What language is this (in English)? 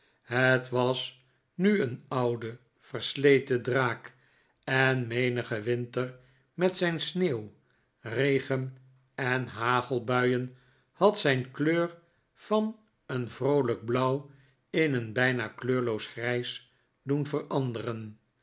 Dutch